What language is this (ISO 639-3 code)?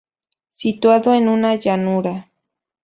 spa